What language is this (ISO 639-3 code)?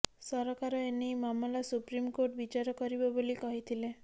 ori